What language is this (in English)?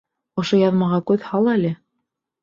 Bashkir